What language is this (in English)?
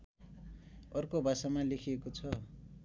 Nepali